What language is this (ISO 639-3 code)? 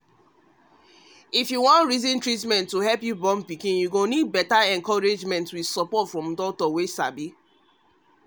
pcm